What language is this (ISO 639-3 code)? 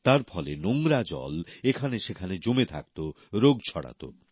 ben